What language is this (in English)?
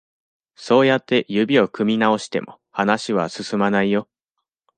Japanese